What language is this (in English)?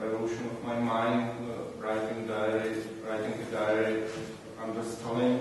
Czech